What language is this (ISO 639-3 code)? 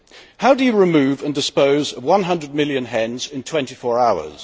eng